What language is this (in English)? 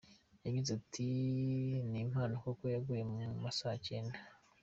Kinyarwanda